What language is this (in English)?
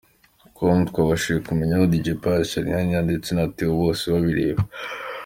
Kinyarwanda